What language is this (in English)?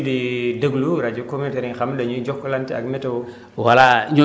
Wolof